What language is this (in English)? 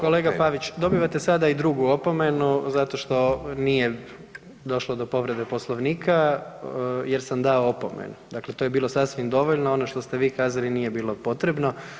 Croatian